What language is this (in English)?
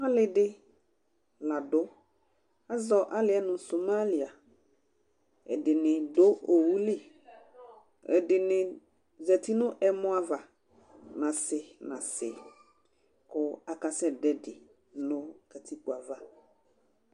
Ikposo